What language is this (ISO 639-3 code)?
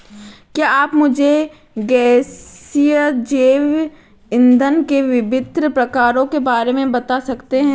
hin